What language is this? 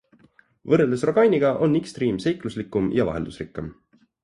Estonian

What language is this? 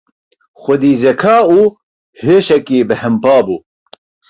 Kurdish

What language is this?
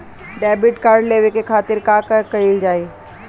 Bhojpuri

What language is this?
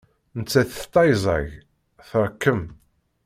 Kabyle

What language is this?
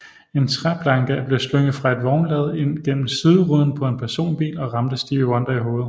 Danish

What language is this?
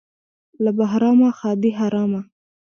Pashto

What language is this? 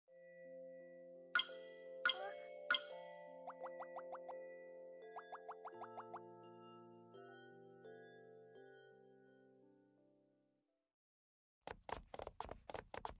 Japanese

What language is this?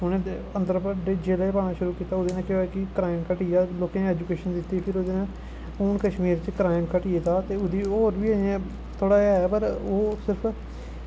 Dogri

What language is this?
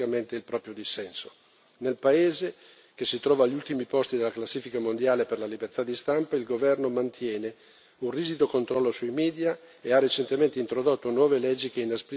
Italian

